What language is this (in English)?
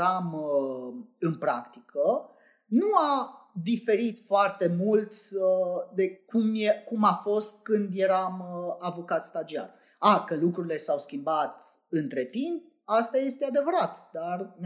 Romanian